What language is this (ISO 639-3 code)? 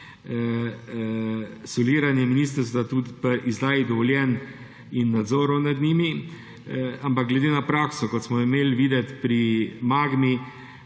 slv